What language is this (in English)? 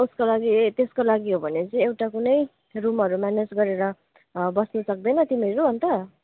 Nepali